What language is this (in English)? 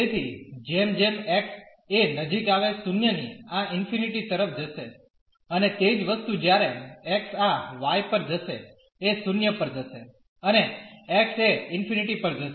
Gujarati